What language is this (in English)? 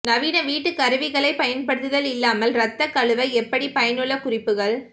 Tamil